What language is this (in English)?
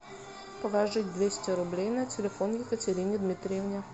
Russian